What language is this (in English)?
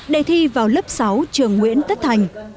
Vietnamese